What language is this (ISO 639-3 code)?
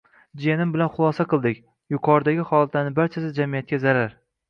uzb